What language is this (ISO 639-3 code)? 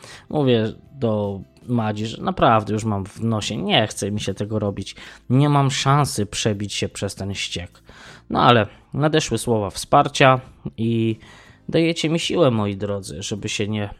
pol